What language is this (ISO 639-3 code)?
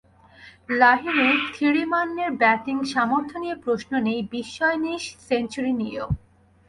ben